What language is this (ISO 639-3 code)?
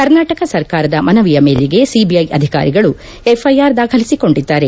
kan